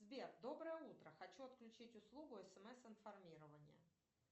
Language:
Russian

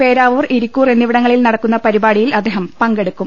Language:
Malayalam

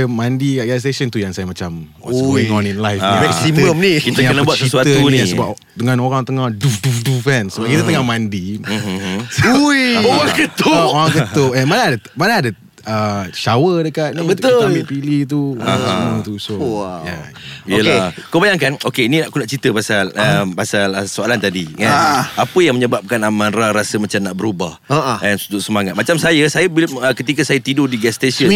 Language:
Malay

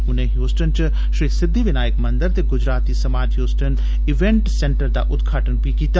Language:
Dogri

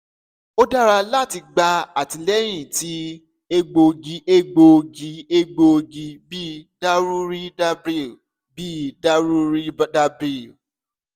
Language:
Yoruba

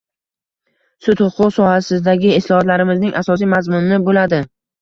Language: Uzbek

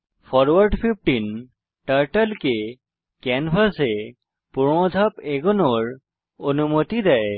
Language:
Bangla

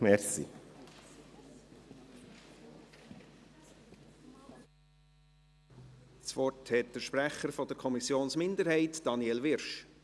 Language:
Swiss German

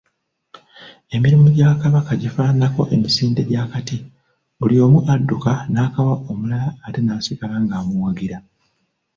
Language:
Ganda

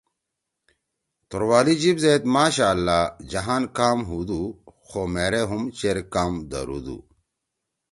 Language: Torwali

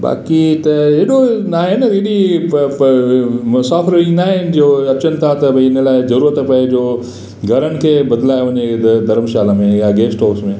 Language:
Sindhi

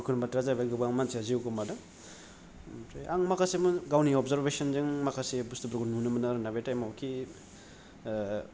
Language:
Bodo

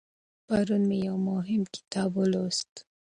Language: Pashto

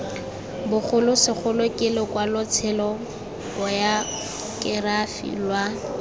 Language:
Tswana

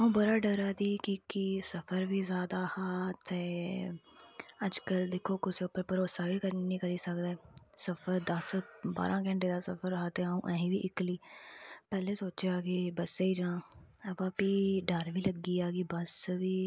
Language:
Dogri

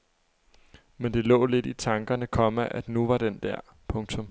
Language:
Danish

